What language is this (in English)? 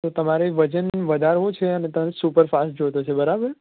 Gujarati